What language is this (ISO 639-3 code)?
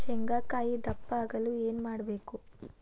kan